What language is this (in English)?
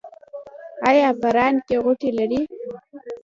Pashto